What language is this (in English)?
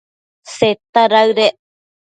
Matsés